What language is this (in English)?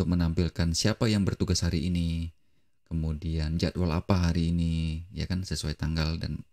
Indonesian